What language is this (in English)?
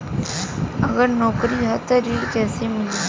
Bhojpuri